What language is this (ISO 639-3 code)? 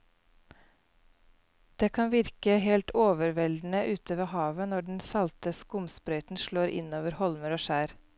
nor